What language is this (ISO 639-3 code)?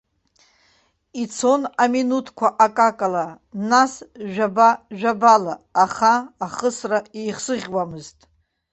abk